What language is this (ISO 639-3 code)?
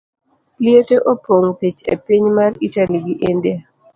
luo